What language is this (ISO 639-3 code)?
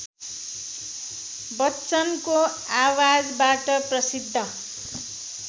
nep